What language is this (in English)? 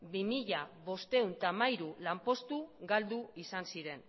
Basque